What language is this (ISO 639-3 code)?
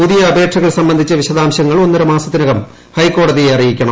mal